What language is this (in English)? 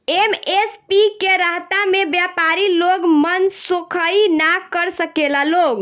Bhojpuri